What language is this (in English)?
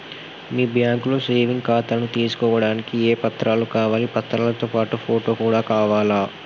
Telugu